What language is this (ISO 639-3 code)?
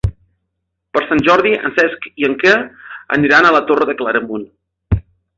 cat